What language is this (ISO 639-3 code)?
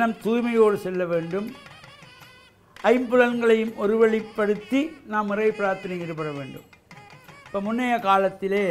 ara